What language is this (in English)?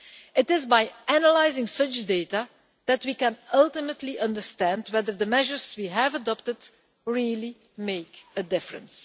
English